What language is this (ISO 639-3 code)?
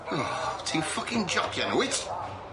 cym